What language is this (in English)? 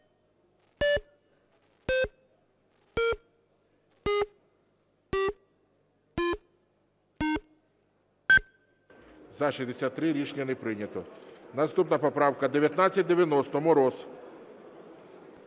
Ukrainian